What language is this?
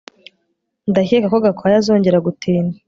Kinyarwanda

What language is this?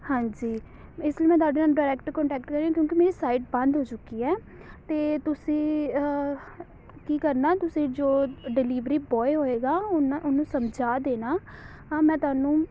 Punjabi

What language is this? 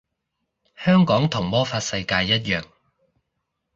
Cantonese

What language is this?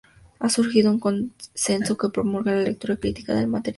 Spanish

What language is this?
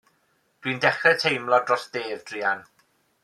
Welsh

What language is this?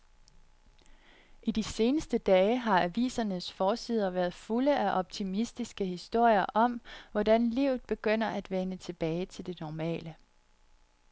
Danish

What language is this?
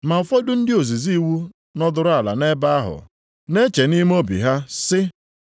Igbo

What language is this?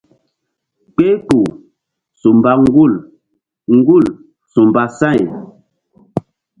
Mbum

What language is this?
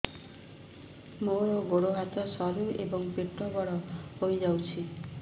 Odia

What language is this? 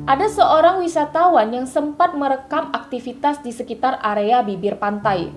Indonesian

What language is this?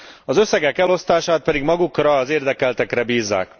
Hungarian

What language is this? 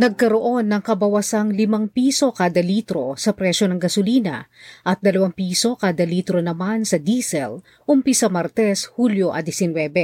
Filipino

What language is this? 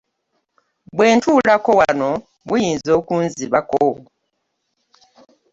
Ganda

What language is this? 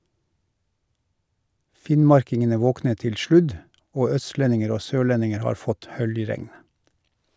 Norwegian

